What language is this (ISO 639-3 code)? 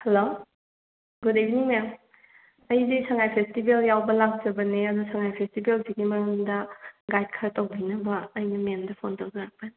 mni